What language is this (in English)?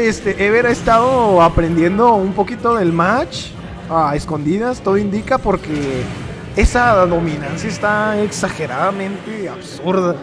Spanish